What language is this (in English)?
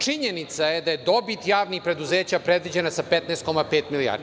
Serbian